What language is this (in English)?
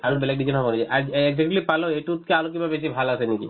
Assamese